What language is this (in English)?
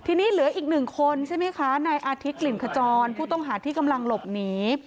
Thai